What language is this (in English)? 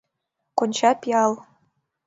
Mari